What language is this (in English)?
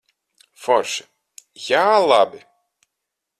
Latvian